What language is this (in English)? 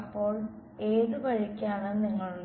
Malayalam